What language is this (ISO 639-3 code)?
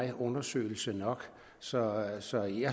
dan